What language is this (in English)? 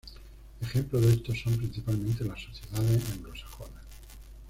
Spanish